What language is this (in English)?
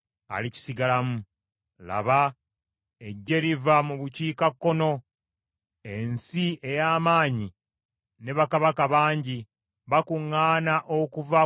Ganda